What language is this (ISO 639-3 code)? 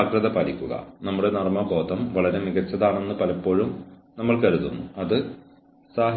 mal